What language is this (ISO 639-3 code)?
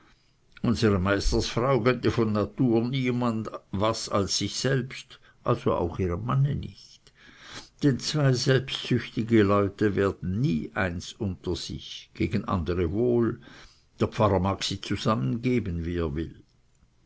deu